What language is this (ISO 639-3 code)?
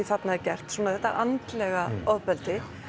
isl